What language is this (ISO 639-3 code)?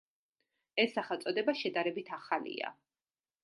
kat